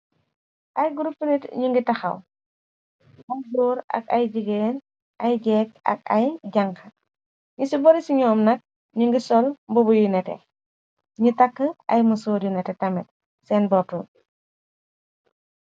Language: Wolof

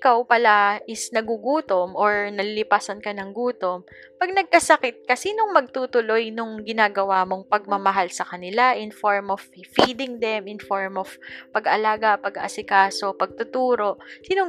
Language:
Filipino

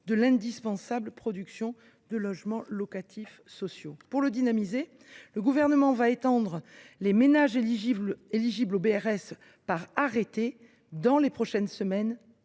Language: French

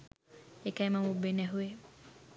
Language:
Sinhala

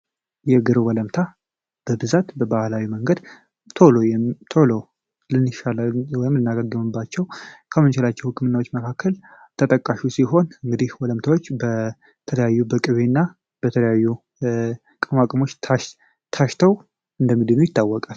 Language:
Amharic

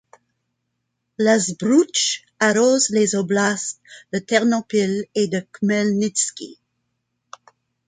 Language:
French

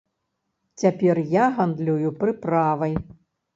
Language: Belarusian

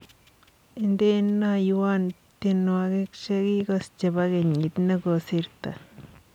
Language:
Kalenjin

